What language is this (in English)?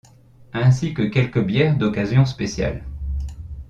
French